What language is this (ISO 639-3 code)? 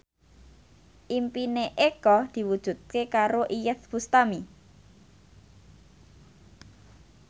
jav